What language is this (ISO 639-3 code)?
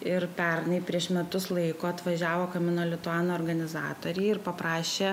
lit